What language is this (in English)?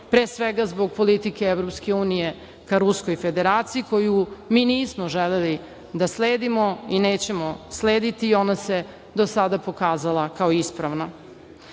Serbian